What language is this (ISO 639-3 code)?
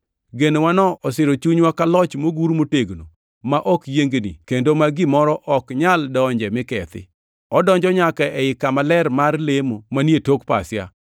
luo